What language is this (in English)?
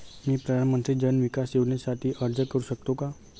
Marathi